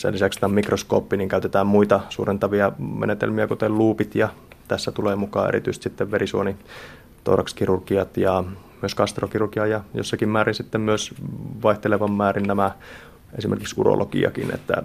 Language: Finnish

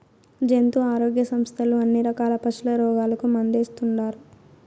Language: Telugu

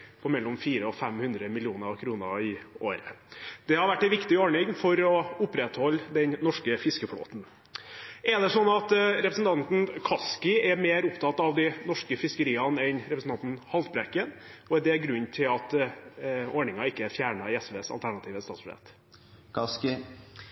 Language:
Norwegian Bokmål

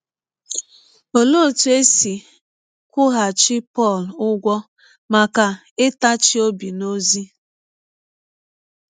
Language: Igbo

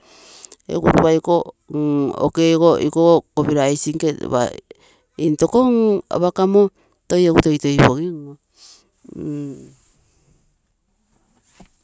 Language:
Terei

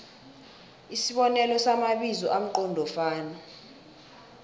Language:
South Ndebele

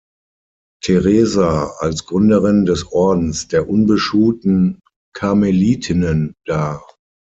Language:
German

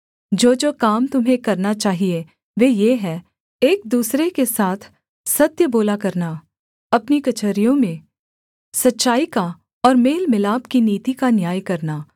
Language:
Hindi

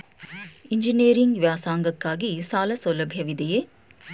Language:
Kannada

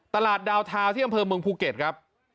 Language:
Thai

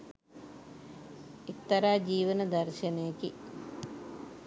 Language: Sinhala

